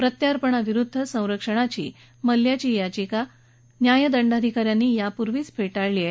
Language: Marathi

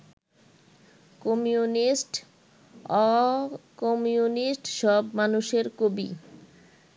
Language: Bangla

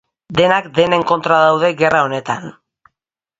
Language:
Basque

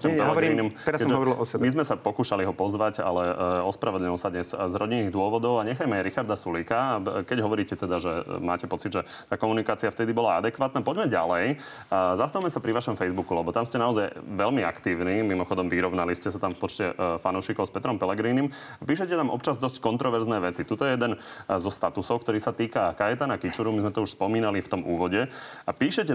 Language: Slovak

